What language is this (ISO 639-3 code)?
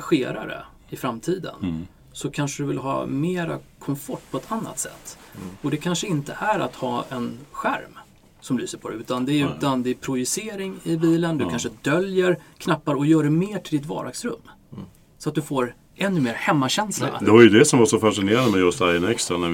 swe